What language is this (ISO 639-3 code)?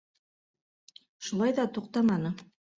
bak